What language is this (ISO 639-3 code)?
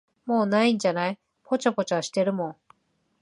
jpn